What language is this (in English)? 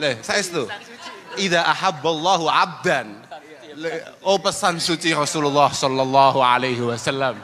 Indonesian